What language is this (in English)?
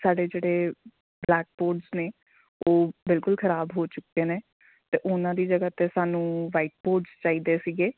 Punjabi